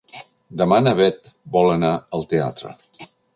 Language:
Catalan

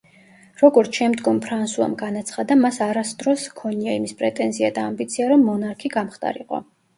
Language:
Georgian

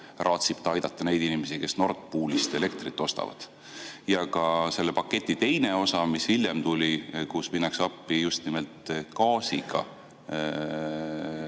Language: Estonian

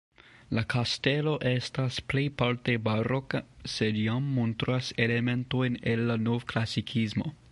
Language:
Esperanto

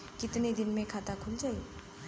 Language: Bhojpuri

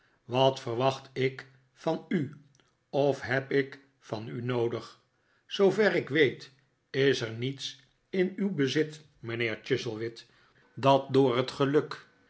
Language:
Dutch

